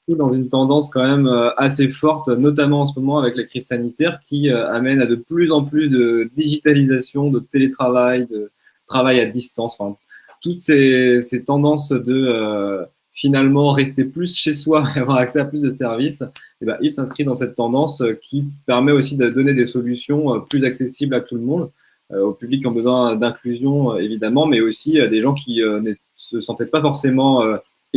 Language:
French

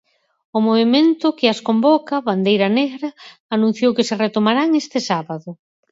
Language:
Galician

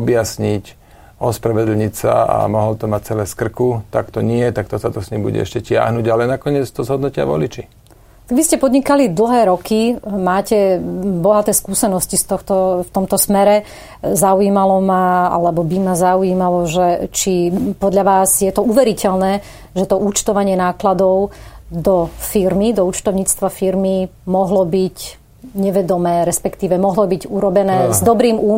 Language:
Slovak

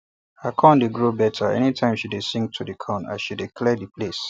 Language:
Nigerian Pidgin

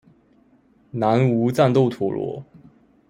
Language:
Chinese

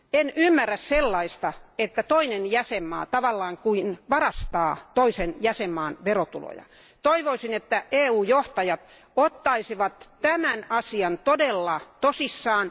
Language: Finnish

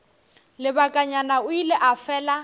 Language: Northern Sotho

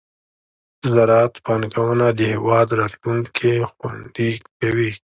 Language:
Pashto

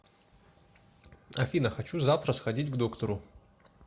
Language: Russian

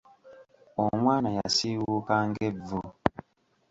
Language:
Ganda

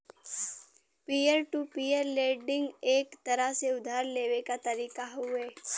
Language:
Bhojpuri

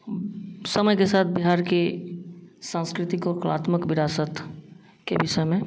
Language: Hindi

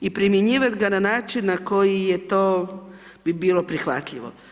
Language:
Croatian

